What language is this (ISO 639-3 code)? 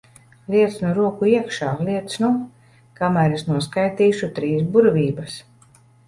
lav